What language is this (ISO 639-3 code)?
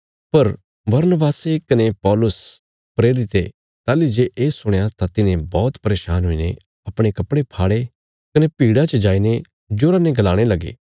kfs